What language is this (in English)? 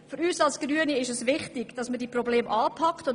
Swiss German